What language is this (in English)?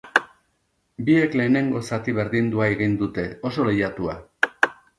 Basque